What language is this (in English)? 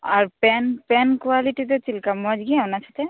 Santali